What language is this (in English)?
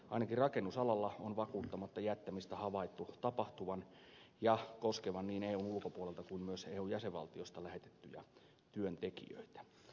Finnish